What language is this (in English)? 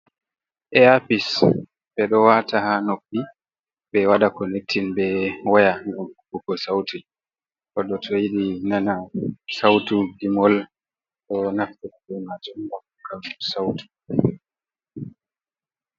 Fula